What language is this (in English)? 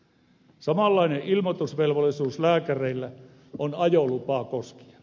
Finnish